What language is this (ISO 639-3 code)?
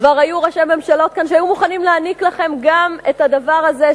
heb